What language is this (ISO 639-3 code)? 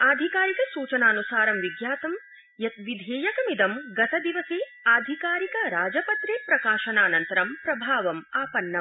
san